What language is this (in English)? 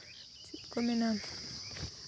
Santali